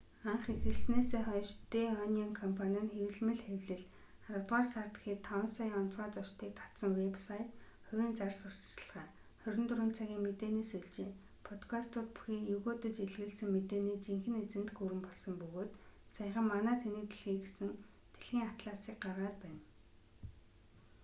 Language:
Mongolian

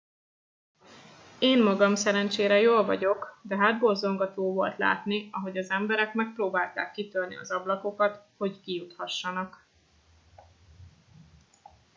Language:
Hungarian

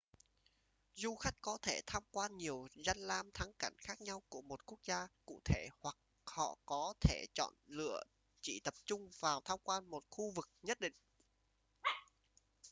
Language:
Vietnamese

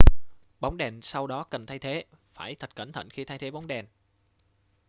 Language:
Vietnamese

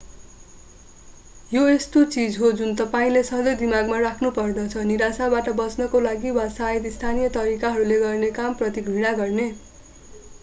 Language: Nepali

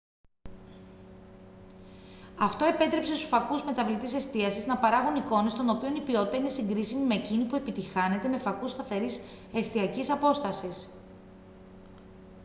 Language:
Greek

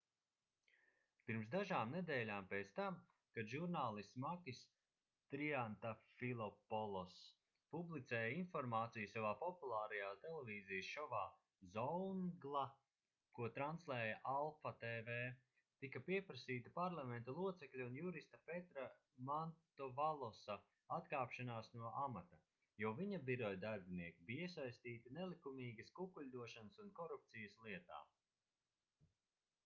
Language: Latvian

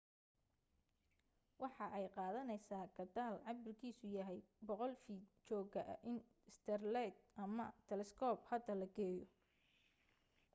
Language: Somali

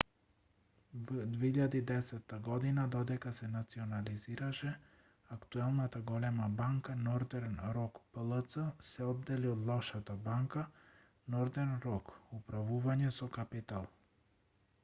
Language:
Macedonian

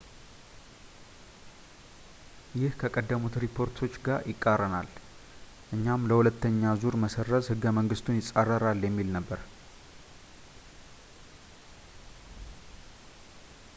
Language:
Amharic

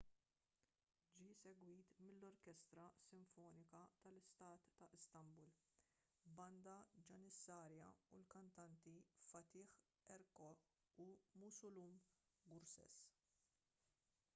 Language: Maltese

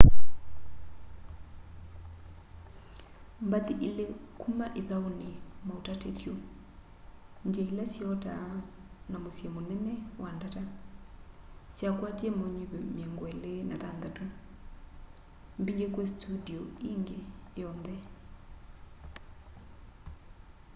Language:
Kamba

